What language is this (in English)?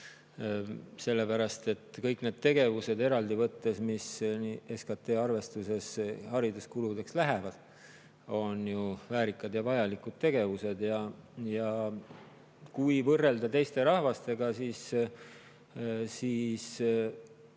Estonian